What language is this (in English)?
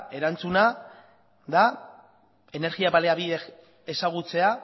Basque